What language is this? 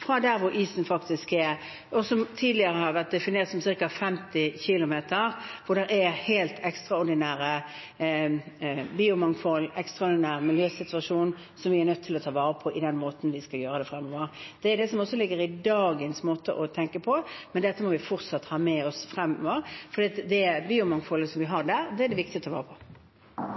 Norwegian Bokmål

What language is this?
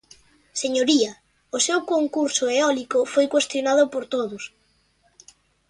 Galician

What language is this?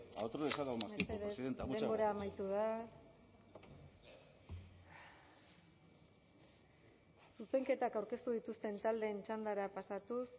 Basque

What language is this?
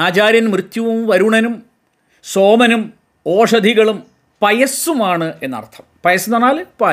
Malayalam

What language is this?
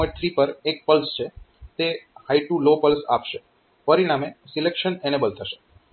Gujarati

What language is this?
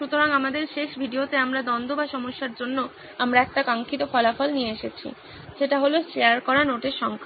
Bangla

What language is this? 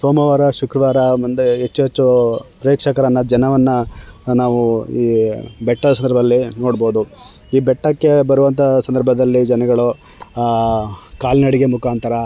Kannada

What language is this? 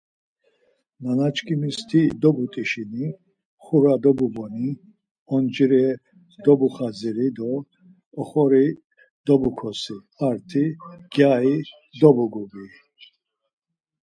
Laz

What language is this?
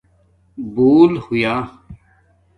Domaaki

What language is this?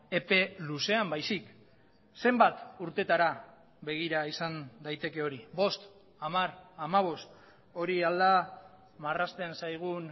Basque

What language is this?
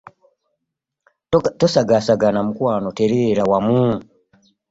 Ganda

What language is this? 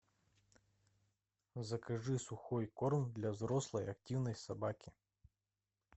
Russian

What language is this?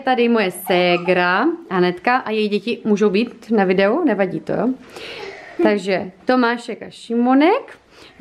Czech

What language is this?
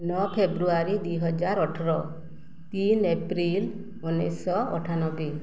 Odia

